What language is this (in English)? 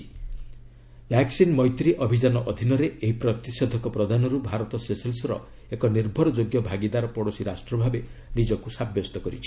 Odia